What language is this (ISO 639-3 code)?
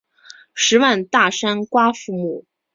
zho